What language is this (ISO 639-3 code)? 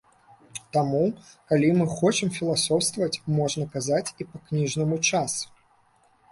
bel